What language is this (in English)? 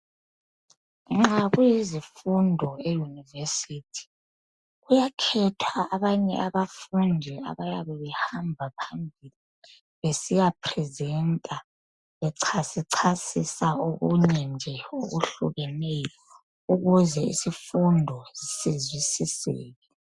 North Ndebele